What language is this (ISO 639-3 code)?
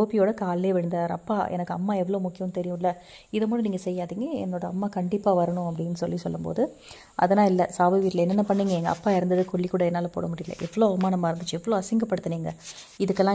ron